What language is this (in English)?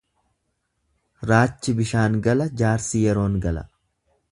Oromo